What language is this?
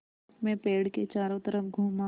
Hindi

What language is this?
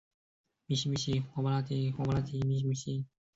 Chinese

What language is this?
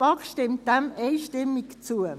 Swiss German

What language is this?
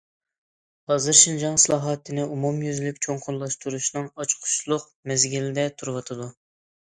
Uyghur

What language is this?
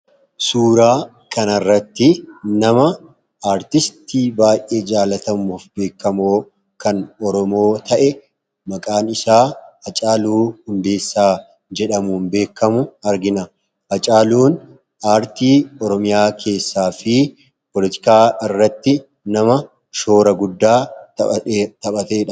Oromo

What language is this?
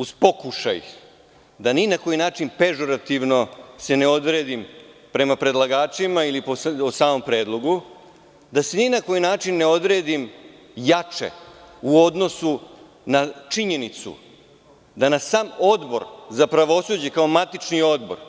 Serbian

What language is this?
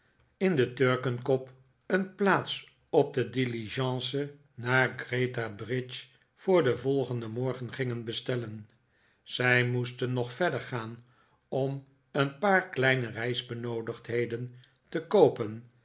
Dutch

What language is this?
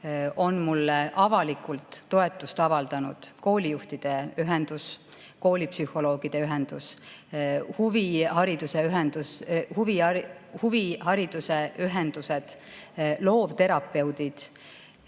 Estonian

